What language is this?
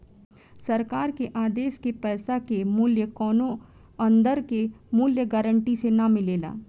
Bhojpuri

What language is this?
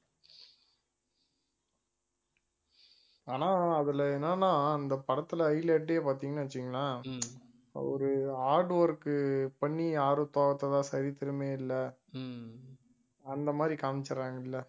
Tamil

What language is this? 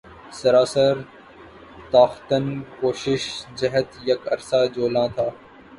Urdu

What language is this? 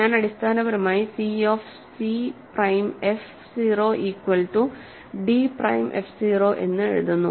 Malayalam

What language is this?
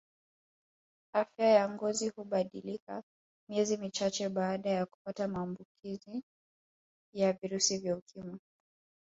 Swahili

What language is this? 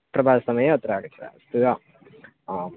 Sanskrit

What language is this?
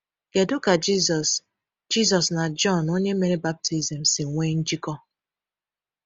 Igbo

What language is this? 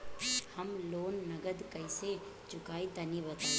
Bhojpuri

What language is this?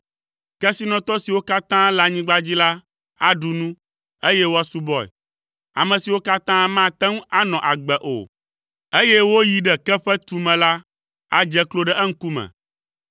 Ewe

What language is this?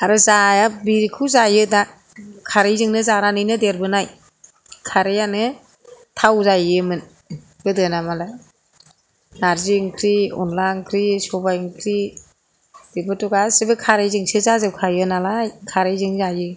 Bodo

